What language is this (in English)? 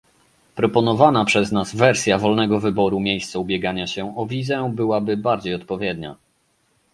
Polish